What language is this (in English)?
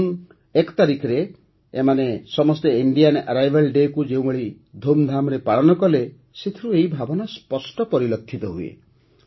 Odia